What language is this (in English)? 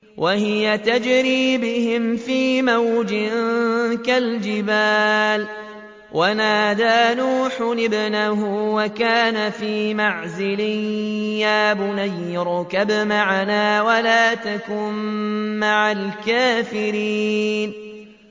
Arabic